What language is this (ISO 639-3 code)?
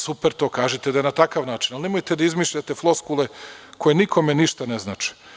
srp